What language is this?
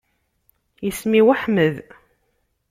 Kabyle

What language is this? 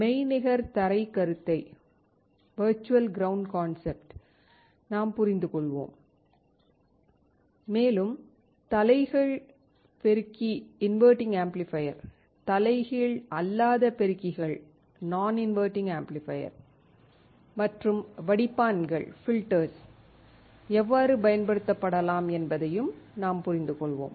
Tamil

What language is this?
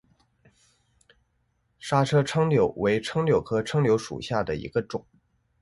Chinese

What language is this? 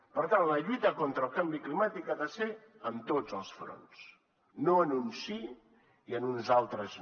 Catalan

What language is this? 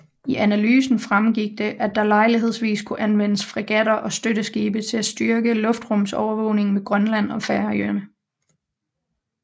Danish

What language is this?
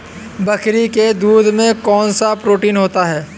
Hindi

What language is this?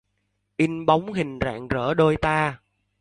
Vietnamese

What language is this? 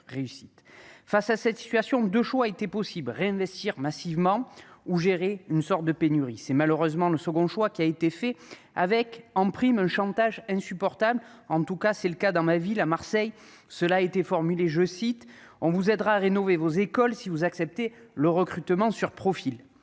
French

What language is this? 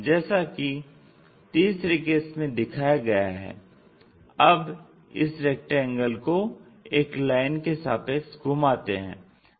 Hindi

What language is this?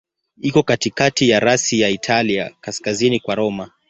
Swahili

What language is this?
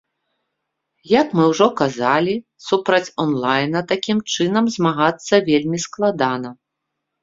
Belarusian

